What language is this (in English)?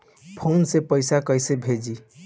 Bhojpuri